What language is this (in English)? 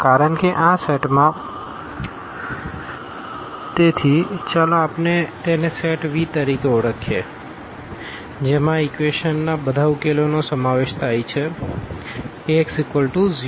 Gujarati